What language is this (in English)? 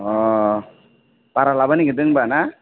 Bodo